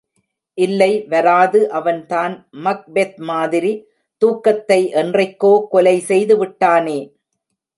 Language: Tamil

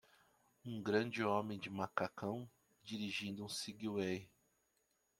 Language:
Portuguese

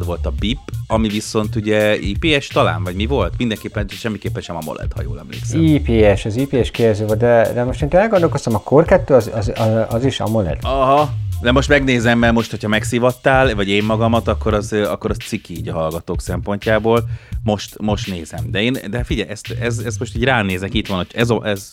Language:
Hungarian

